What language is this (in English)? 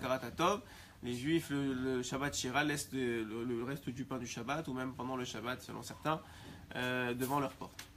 French